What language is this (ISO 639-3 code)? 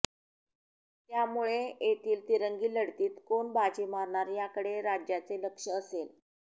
mar